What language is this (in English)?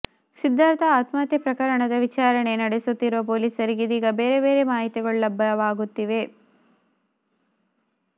Kannada